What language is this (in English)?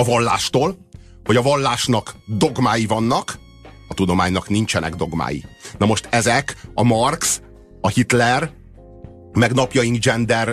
Hungarian